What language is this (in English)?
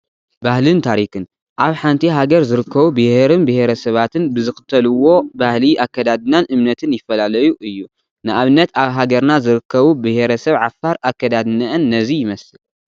Tigrinya